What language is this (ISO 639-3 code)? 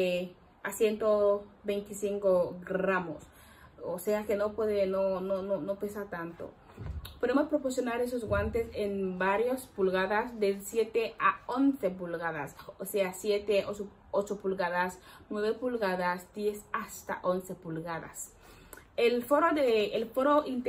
spa